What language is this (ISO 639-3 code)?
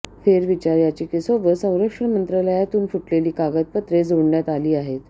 mar